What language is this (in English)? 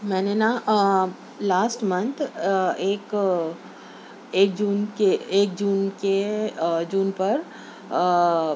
Urdu